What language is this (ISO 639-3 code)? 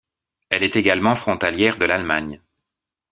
fra